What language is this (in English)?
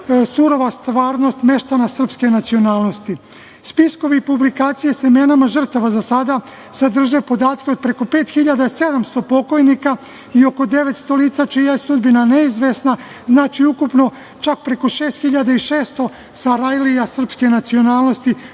Serbian